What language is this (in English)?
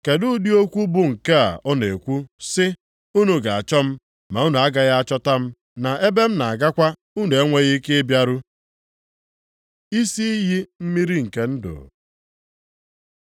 Igbo